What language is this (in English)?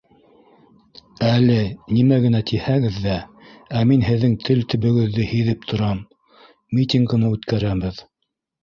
Bashkir